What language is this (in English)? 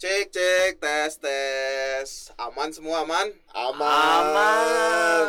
Indonesian